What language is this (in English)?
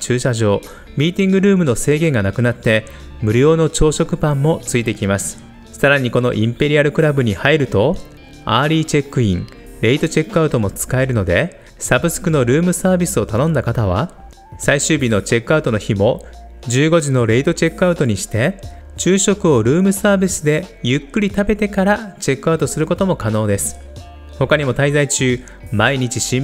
Japanese